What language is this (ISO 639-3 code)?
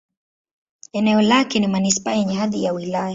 swa